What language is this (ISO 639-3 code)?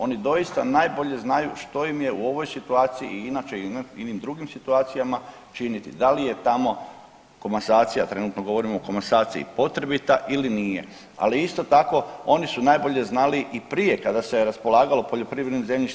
hrv